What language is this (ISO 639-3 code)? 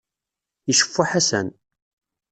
kab